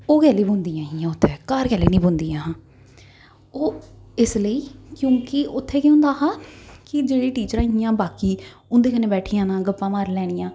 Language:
Dogri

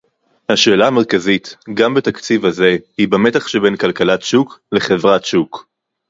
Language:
Hebrew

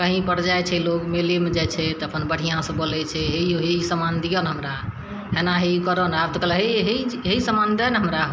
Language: Maithili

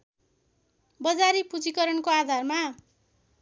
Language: Nepali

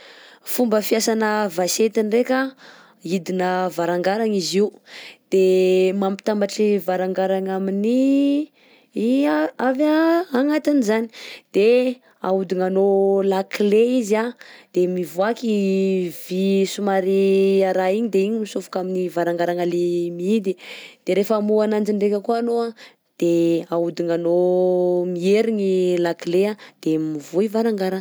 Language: Southern Betsimisaraka Malagasy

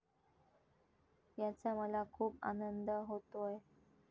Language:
Marathi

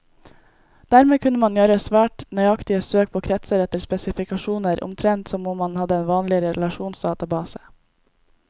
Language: Norwegian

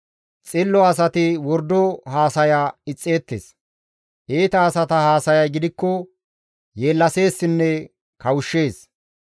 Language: Gamo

